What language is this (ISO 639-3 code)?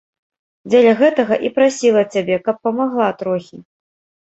bel